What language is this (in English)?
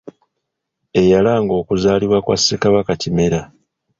Ganda